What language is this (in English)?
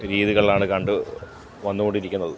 Malayalam